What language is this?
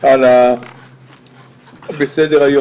Hebrew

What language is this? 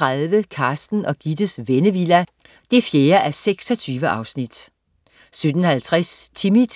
Danish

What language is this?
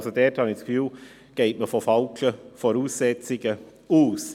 Swiss German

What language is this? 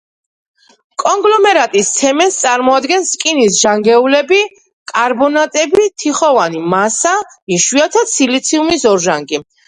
Georgian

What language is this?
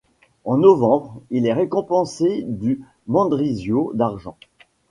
French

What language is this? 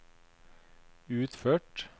Norwegian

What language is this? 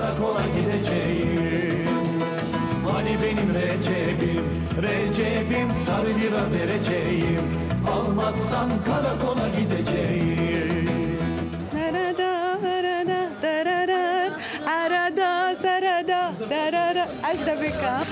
Arabic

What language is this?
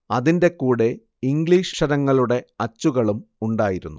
Malayalam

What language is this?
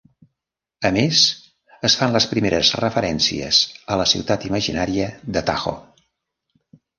Catalan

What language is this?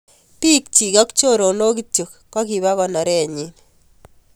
Kalenjin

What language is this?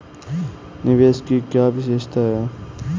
Hindi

